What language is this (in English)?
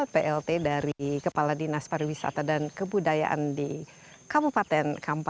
Indonesian